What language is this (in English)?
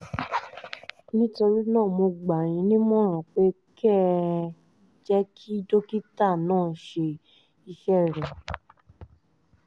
Yoruba